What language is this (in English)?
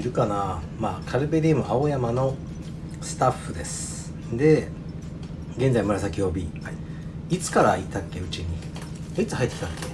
Japanese